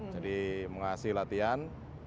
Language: Indonesian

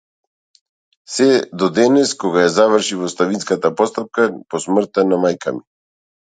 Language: Macedonian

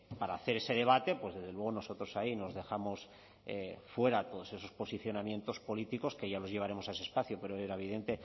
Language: Spanish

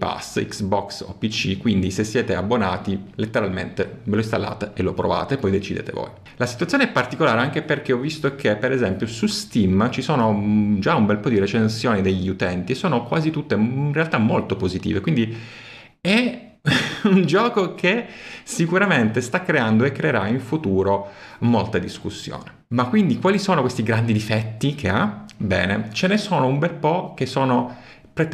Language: Italian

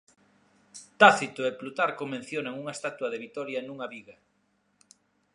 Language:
Galician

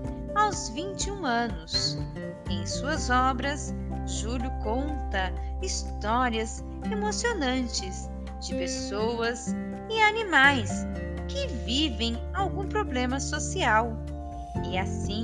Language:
Portuguese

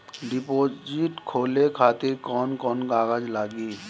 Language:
Bhojpuri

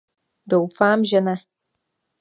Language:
Czech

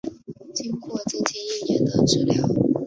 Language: Chinese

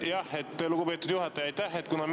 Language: Estonian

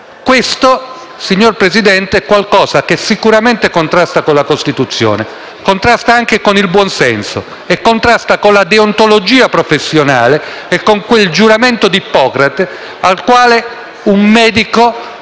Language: Italian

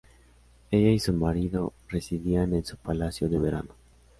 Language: Spanish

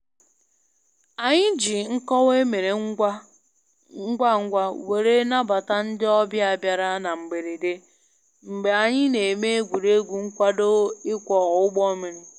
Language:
Igbo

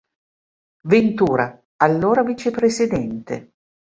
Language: Italian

